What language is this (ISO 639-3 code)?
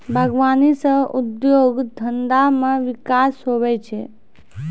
mai